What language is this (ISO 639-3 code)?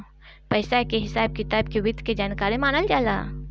bho